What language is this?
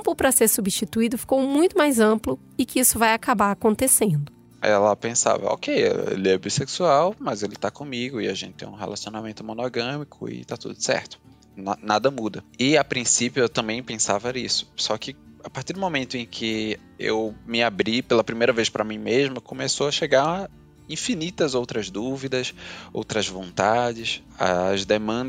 Portuguese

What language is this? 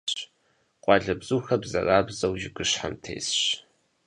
Kabardian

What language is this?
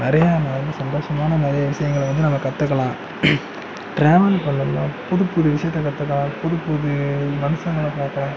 Tamil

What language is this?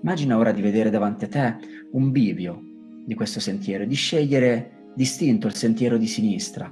Italian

